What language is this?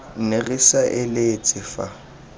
Tswana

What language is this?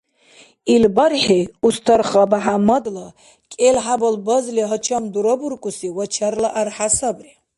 Dargwa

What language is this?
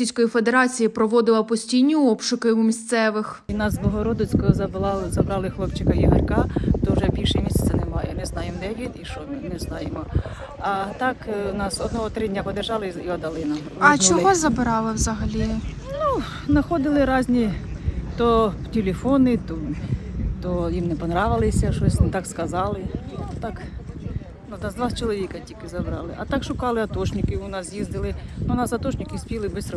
Ukrainian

